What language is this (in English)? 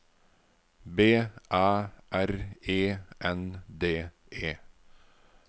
Norwegian